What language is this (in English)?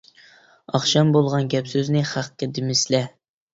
Uyghur